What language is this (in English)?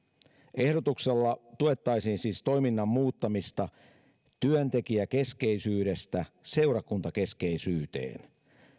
Finnish